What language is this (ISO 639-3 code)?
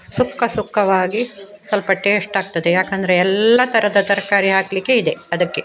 kan